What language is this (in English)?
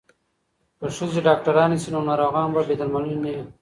Pashto